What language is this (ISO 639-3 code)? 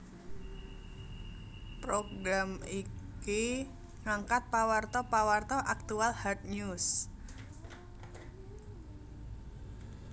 jav